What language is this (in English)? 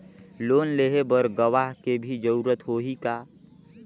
Chhattisgarhi